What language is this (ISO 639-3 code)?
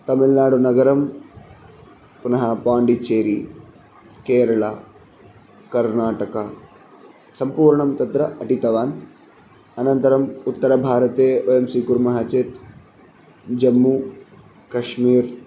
san